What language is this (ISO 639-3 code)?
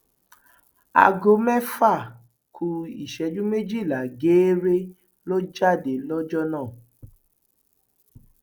yor